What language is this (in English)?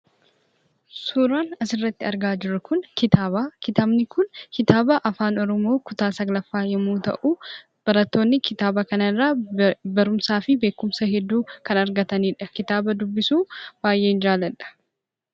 Oromo